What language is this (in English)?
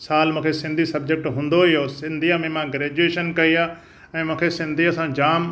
Sindhi